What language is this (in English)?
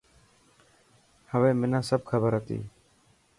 Dhatki